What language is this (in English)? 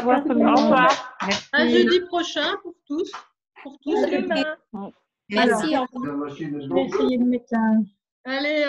French